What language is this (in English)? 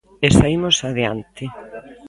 Galician